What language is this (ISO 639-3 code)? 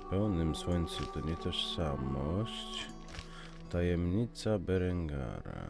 pol